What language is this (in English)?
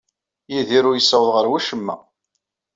Kabyle